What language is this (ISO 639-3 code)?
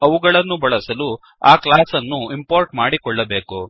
kan